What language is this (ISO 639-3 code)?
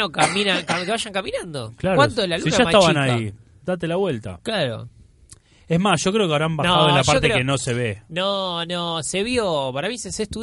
spa